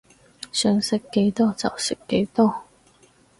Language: Cantonese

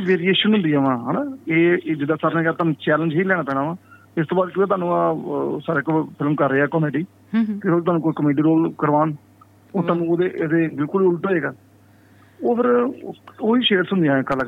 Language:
Punjabi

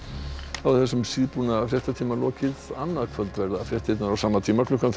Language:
Icelandic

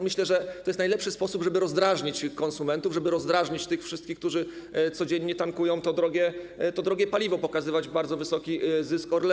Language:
Polish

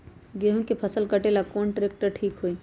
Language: Magahi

